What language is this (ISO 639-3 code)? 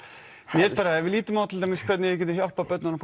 isl